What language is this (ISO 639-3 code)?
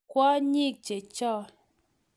kln